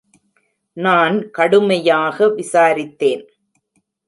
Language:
Tamil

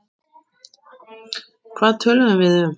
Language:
Icelandic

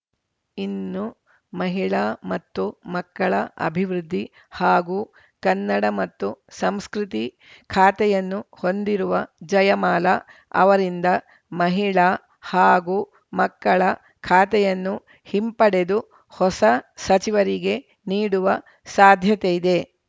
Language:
Kannada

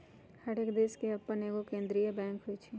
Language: Magahi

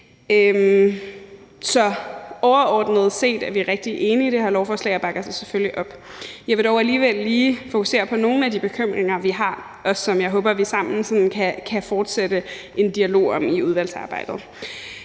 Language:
Danish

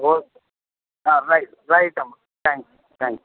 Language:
Telugu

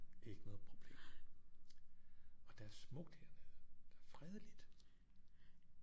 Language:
Danish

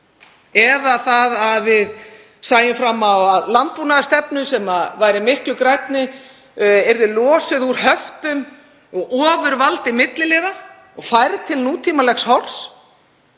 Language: Icelandic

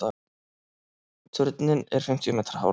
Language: Icelandic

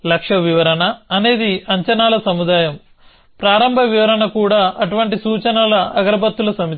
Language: Telugu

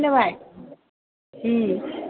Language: Bodo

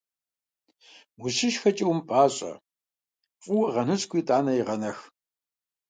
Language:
Kabardian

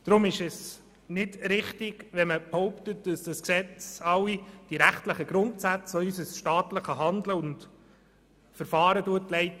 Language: Swiss German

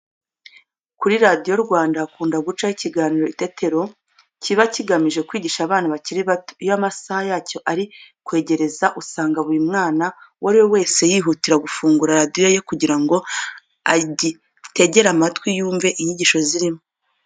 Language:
Kinyarwanda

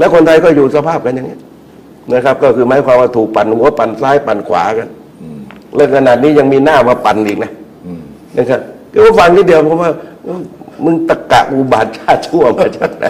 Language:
Thai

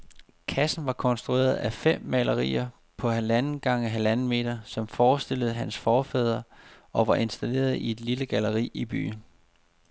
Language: Danish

